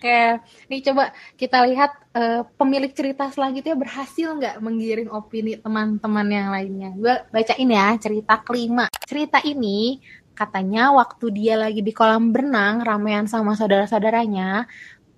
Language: Indonesian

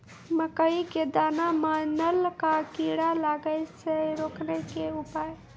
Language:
Maithili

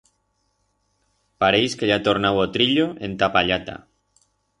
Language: Aragonese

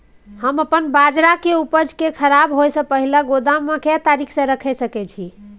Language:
Maithili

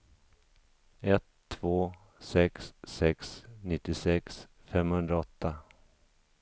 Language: Swedish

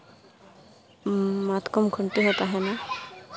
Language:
Santali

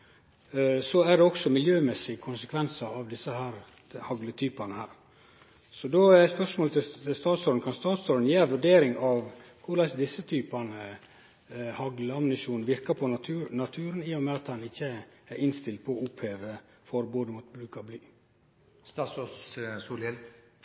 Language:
Norwegian Nynorsk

